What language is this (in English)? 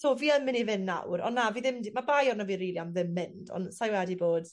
Welsh